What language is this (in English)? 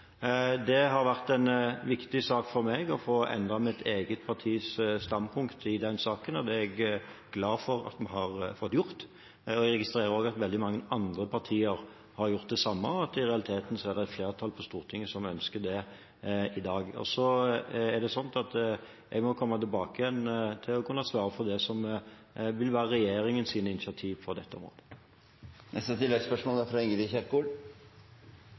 Norwegian